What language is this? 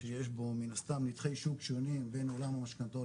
Hebrew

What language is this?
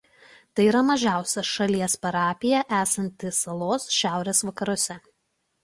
Lithuanian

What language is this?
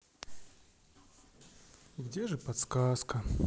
Russian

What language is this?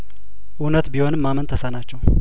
Amharic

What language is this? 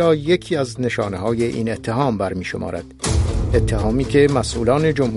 Persian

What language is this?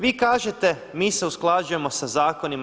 Croatian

